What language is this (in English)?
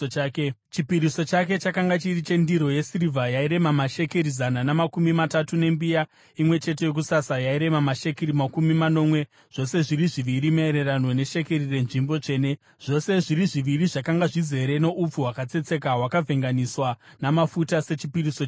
Shona